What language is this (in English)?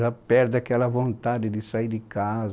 Portuguese